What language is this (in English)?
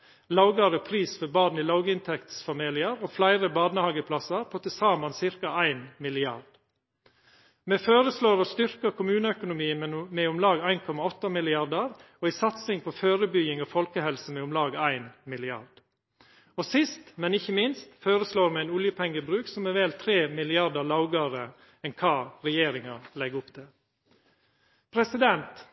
Norwegian Nynorsk